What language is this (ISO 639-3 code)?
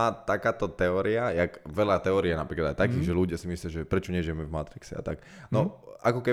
slk